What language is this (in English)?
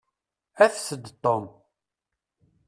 Kabyle